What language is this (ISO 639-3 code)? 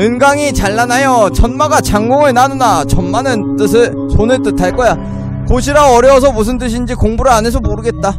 kor